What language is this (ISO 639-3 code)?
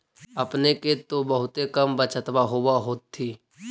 mag